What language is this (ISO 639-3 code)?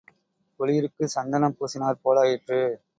tam